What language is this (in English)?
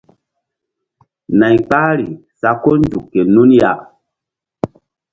Mbum